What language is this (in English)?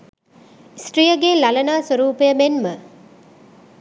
Sinhala